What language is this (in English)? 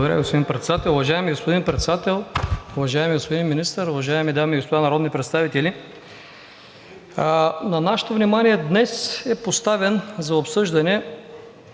Bulgarian